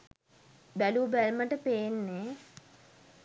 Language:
Sinhala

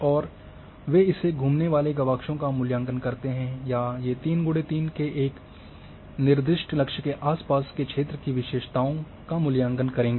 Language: Hindi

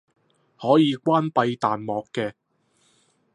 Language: Cantonese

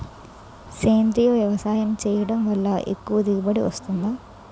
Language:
Telugu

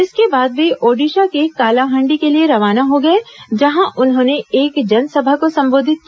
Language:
Hindi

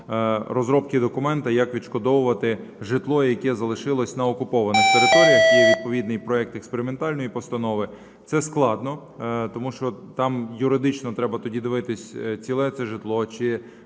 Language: Ukrainian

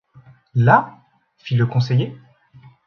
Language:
French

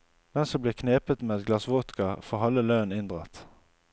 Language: Norwegian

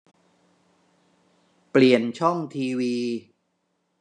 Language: Thai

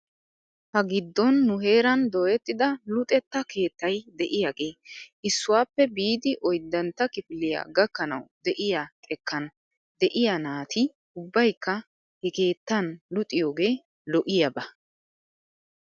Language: Wolaytta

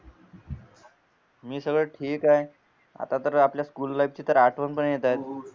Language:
Marathi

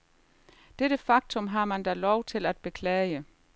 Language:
Danish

